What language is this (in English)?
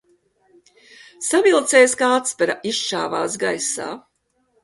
Latvian